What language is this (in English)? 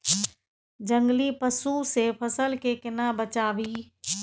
Maithili